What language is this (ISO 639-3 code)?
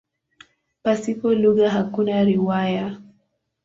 swa